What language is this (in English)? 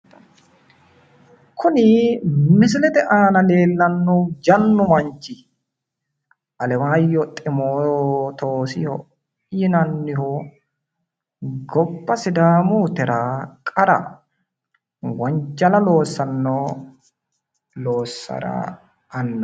Sidamo